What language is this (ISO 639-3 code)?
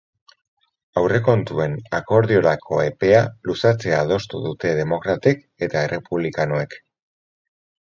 eus